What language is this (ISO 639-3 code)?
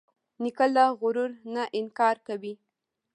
pus